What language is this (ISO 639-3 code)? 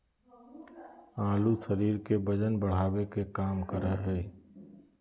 mag